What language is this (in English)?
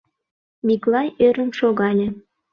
Mari